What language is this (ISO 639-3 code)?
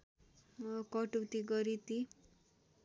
nep